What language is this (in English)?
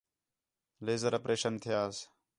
Khetrani